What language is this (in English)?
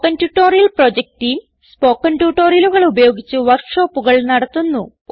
Malayalam